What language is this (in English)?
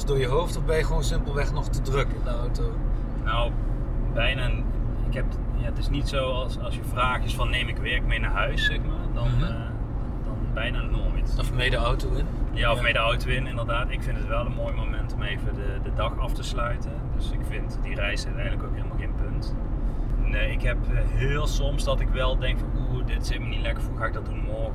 Dutch